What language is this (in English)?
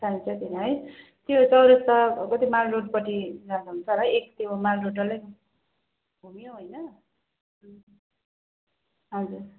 Nepali